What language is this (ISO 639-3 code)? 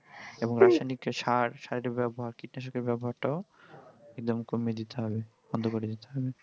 ben